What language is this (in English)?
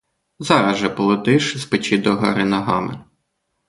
Ukrainian